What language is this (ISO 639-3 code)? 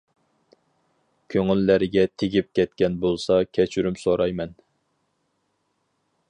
uig